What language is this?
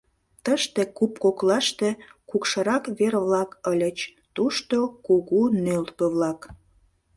Mari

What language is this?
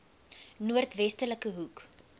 Afrikaans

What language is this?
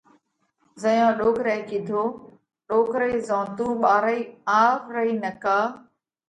Parkari Koli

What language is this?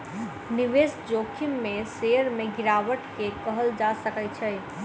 Maithili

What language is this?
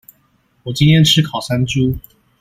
Chinese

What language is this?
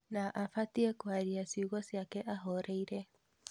Kikuyu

